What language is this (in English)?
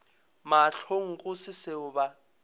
Northern Sotho